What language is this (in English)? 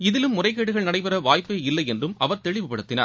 Tamil